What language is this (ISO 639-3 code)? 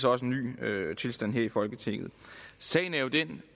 dan